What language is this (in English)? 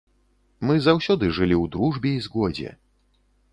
Belarusian